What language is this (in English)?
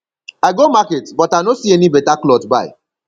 Nigerian Pidgin